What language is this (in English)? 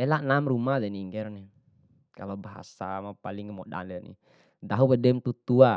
Bima